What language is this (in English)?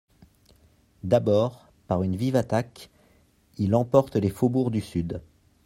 French